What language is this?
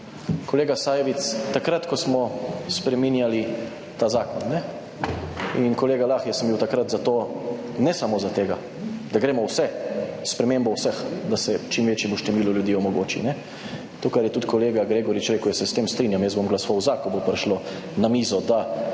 Slovenian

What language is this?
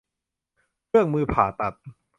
Thai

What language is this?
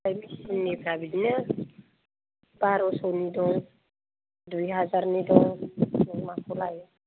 Bodo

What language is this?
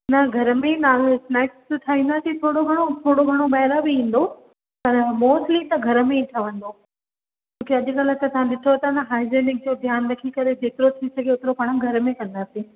Sindhi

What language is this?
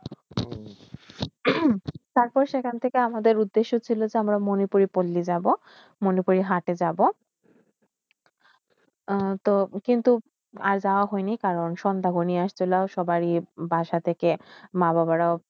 Bangla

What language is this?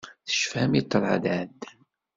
Kabyle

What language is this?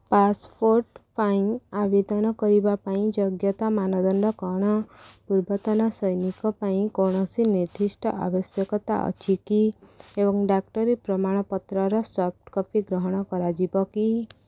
Odia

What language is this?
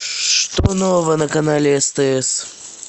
Russian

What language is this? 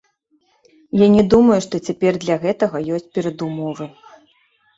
Belarusian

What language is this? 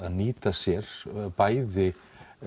Icelandic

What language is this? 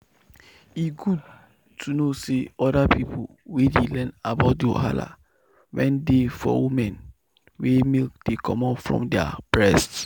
Nigerian Pidgin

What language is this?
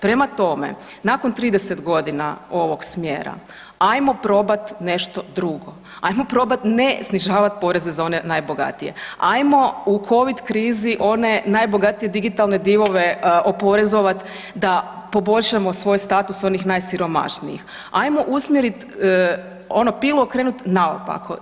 Croatian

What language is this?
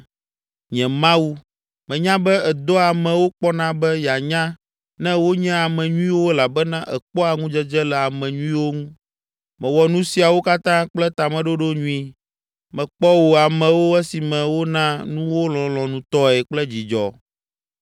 Ewe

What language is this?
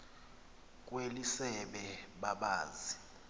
Xhosa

